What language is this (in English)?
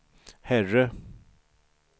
Swedish